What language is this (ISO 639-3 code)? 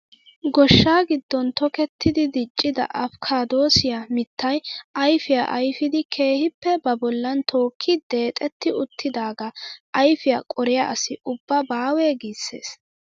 wal